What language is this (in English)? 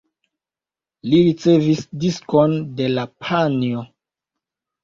Esperanto